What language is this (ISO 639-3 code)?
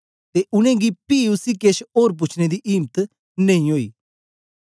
doi